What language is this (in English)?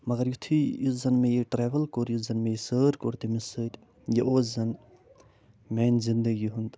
Kashmiri